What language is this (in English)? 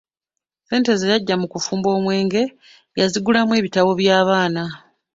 Ganda